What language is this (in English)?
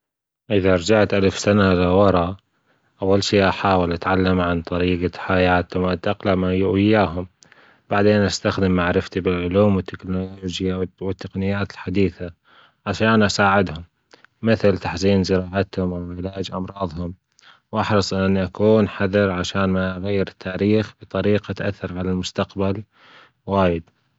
Gulf Arabic